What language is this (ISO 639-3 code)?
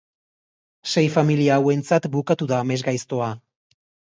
eus